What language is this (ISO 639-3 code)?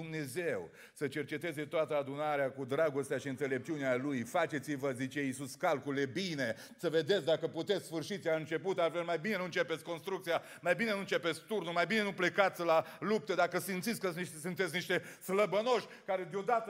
ron